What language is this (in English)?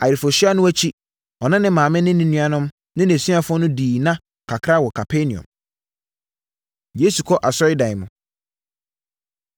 Akan